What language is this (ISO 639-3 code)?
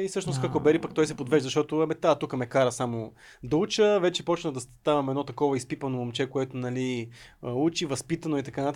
bul